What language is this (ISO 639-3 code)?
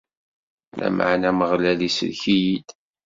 kab